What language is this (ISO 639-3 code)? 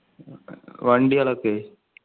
mal